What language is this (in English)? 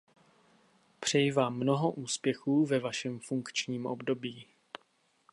Czech